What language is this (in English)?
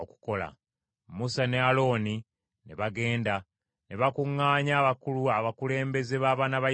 Ganda